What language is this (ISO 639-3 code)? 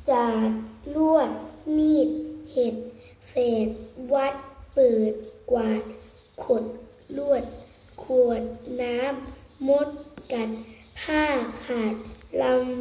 tha